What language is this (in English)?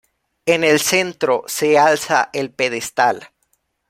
Spanish